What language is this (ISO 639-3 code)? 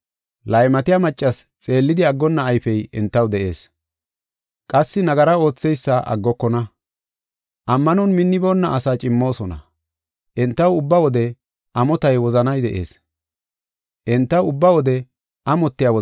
gof